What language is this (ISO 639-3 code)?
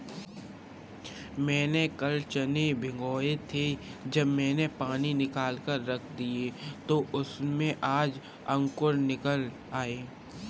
hin